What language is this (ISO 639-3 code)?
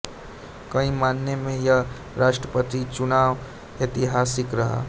hin